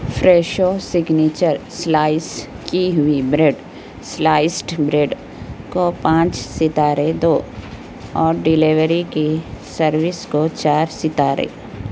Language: Urdu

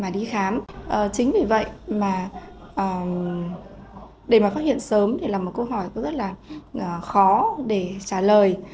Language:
Vietnamese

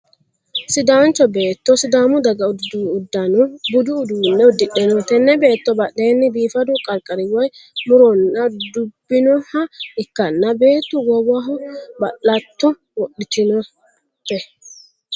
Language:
Sidamo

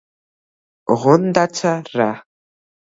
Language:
Georgian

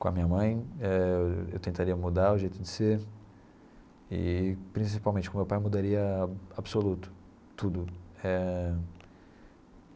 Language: Portuguese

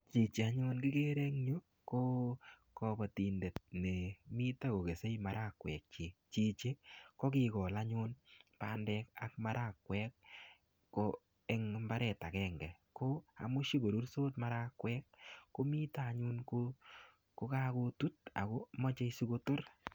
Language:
Kalenjin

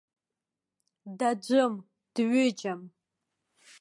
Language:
Abkhazian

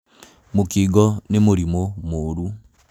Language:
Kikuyu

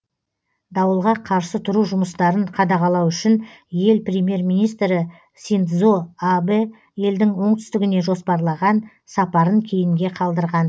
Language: Kazakh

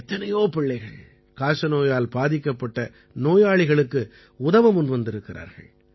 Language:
Tamil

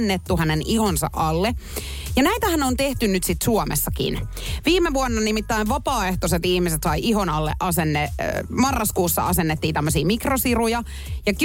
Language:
Finnish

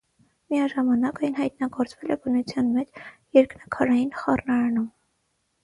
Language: Armenian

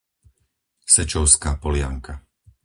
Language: Slovak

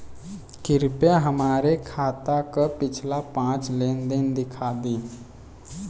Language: Bhojpuri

